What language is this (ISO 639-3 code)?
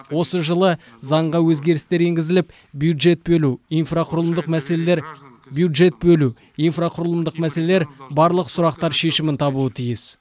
kaz